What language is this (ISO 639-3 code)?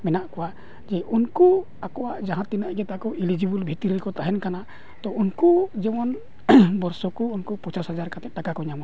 sat